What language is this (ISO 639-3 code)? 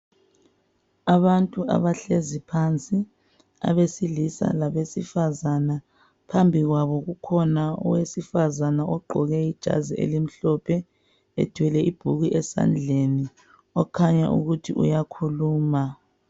nde